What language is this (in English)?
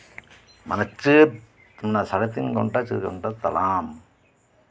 Santali